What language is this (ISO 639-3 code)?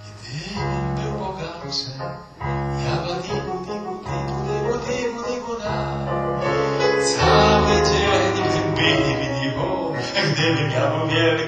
pol